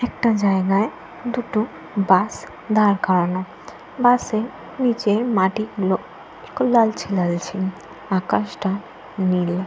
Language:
Bangla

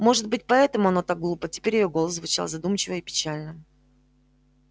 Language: Russian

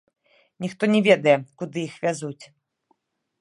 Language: Belarusian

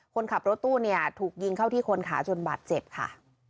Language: Thai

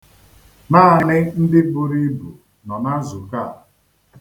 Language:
Igbo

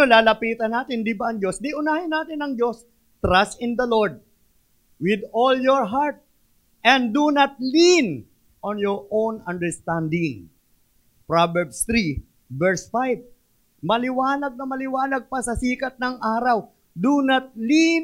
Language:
Filipino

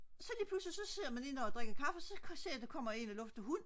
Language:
Danish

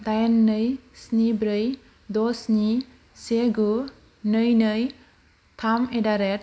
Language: Bodo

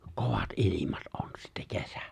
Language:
Finnish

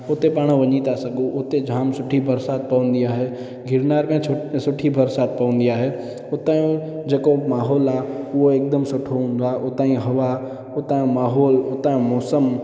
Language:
Sindhi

